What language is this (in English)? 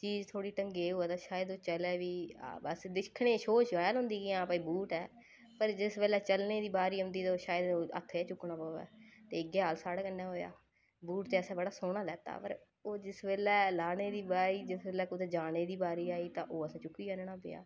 Dogri